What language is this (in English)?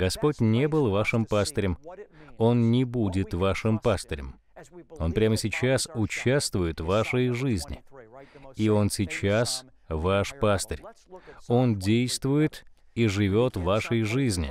Russian